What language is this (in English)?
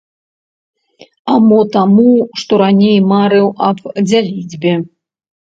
Belarusian